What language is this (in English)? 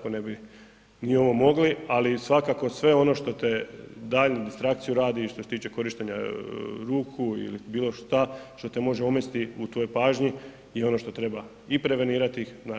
Croatian